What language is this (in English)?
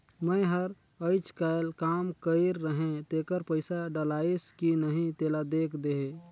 Chhattisgarhi